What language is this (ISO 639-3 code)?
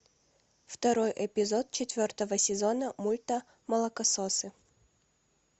rus